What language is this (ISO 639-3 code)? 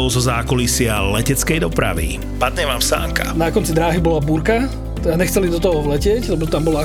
slk